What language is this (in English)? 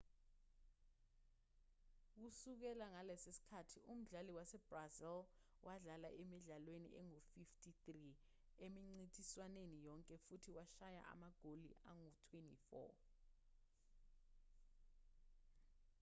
Zulu